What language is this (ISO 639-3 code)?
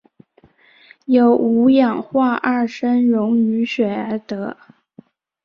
zho